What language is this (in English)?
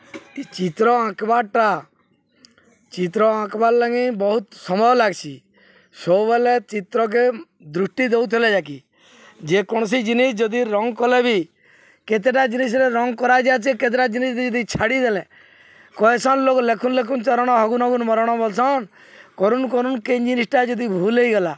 Odia